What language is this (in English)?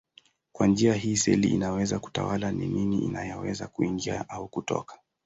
Swahili